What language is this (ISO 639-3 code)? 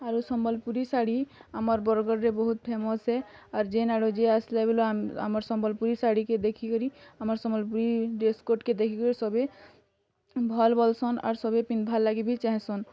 ori